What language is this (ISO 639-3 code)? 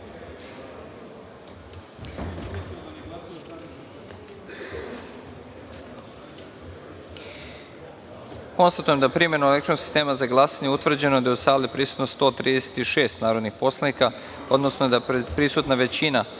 srp